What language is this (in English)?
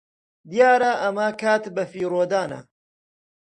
Central Kurdish